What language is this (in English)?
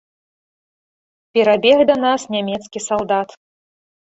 Belarusian